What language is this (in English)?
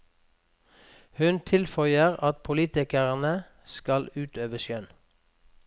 Norwegian